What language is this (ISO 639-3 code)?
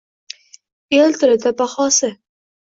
uzb